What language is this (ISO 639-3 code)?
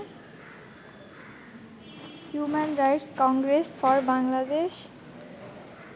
ben